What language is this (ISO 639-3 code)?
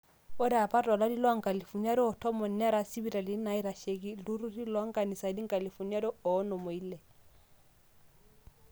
mas